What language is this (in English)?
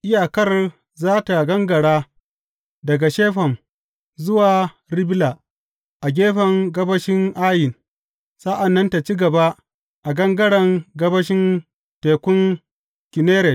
Hausa